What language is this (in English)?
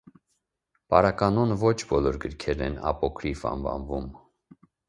Armenian